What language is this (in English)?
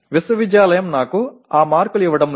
Telugu